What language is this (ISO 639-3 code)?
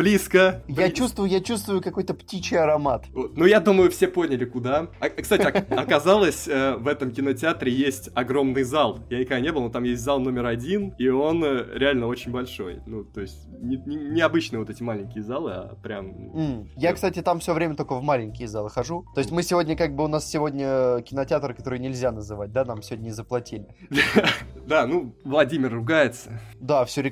rus